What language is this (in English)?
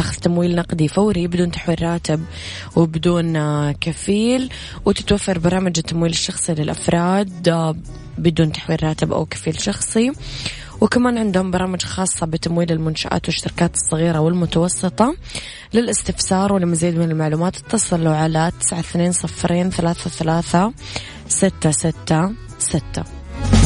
Arabic